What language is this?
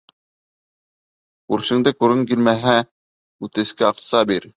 Bashkir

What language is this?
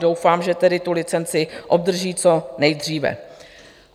Czech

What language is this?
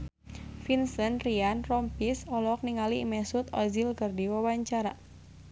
Sundanese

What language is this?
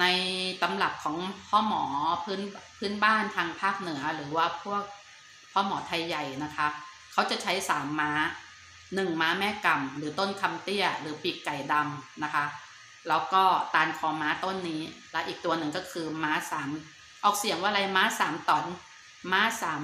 Thai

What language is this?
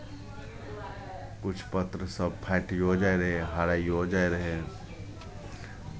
Maithili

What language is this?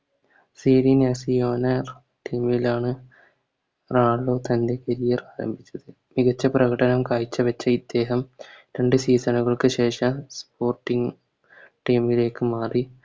Malayalam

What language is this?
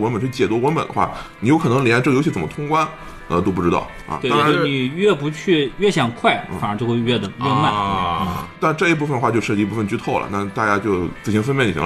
Chinese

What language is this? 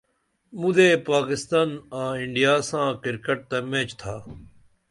Dameli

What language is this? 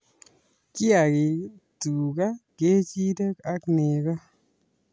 Kalenjin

